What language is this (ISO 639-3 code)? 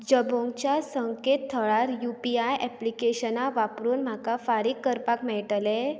kok